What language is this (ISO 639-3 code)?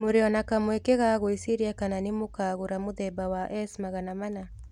kik